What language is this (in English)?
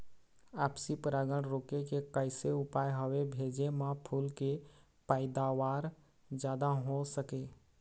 Chhattisgarhi